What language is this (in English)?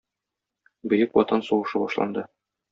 Tatar